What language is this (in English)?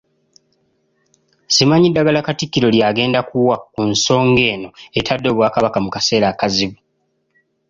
Ganda